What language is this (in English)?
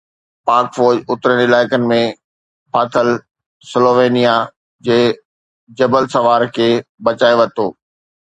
Sindhi